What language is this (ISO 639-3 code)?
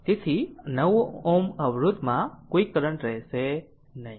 guj